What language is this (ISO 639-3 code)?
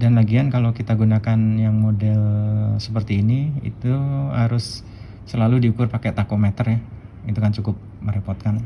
ind